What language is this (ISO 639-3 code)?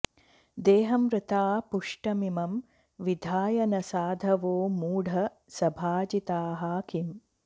san